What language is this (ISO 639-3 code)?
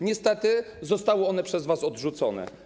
pol